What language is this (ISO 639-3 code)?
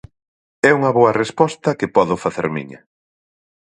glg